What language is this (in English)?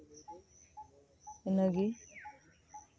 Santali